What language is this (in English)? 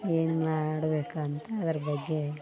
Kannada